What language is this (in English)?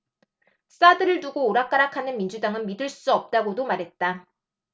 Korean